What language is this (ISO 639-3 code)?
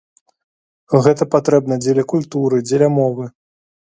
bel